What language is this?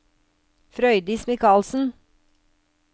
Norwegian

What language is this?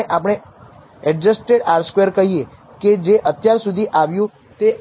Gujarati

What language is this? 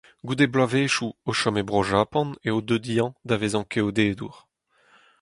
Breton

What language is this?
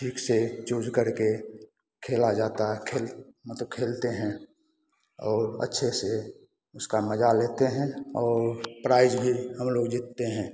Hindi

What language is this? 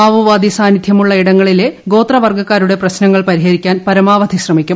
Malayalam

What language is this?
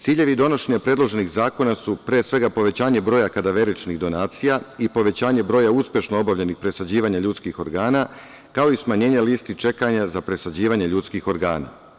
Serbian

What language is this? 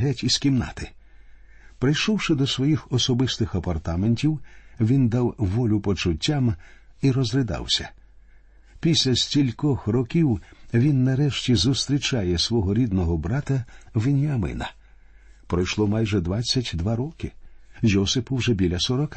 Ukrainian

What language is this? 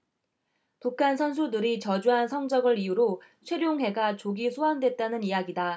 Korean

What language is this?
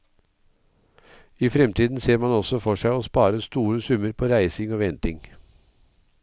Norwegian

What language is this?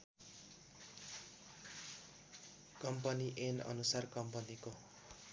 Nepali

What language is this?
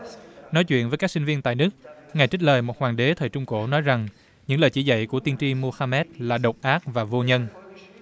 Vietnamese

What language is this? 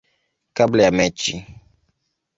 Swahili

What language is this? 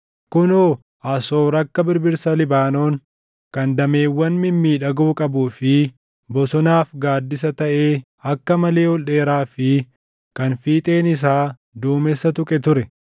Oromo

